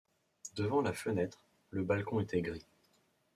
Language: French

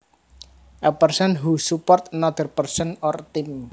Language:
Javanese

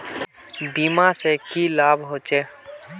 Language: Magahi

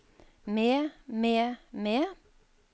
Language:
Norwegian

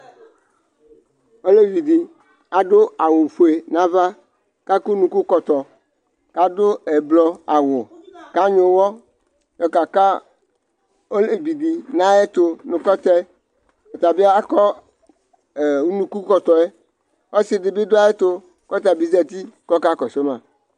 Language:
Ikposo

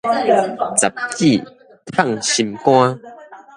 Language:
Min Nan Chinese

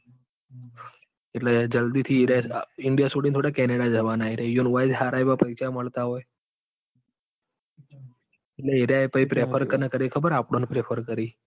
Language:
Gujarati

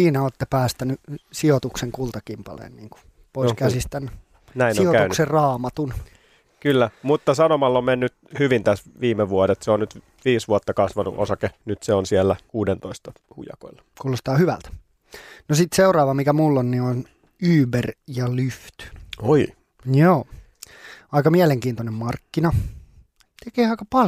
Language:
Finnish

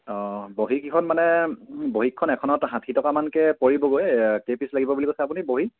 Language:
Assamese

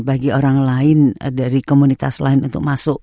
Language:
Indonesian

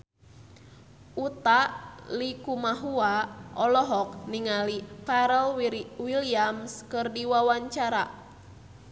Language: Sundanese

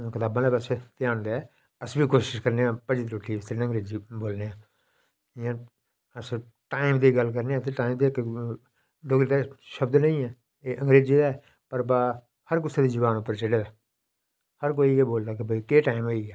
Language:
Dogri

